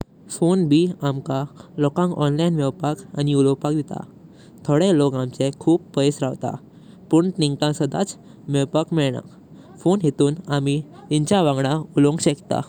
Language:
Konkani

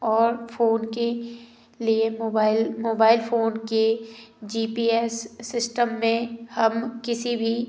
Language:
Hindi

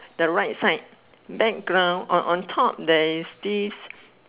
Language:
English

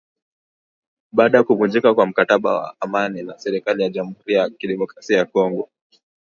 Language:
Swahili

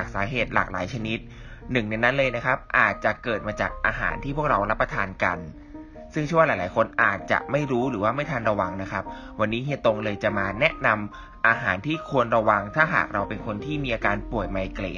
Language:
Thai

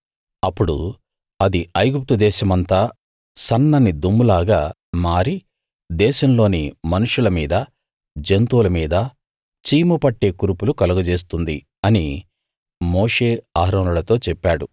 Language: Telugu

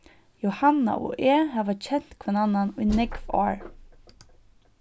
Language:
Faroese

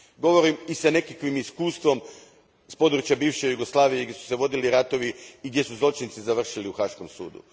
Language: Croatian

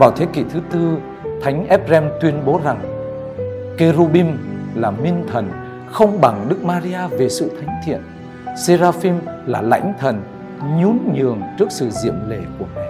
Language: Vietnamese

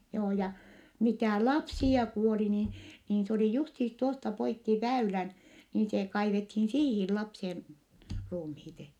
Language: Finnish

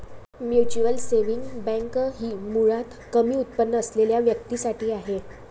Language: Marathi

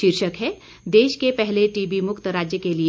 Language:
Hindi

